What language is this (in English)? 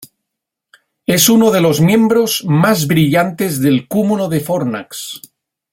Spanish